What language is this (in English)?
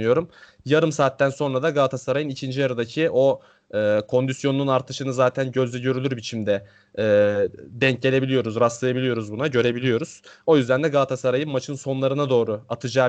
Turkish